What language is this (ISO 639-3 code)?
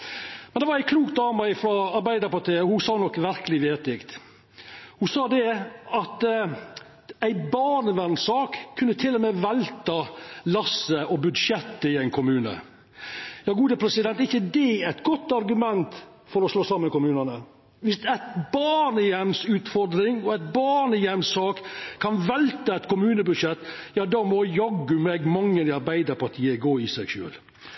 nno